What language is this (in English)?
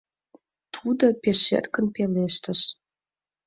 Mari